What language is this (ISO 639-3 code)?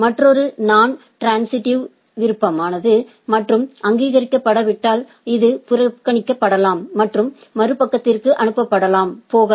tam